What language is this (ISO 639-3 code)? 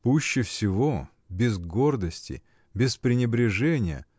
rus